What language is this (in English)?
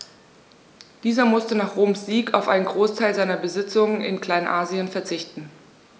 German